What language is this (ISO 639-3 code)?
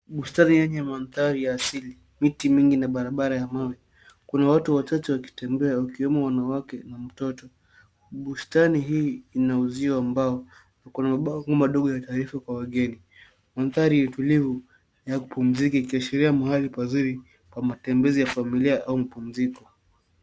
swa